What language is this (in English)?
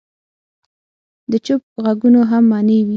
Pashto